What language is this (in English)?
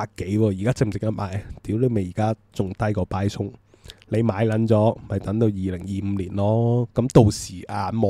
Chinese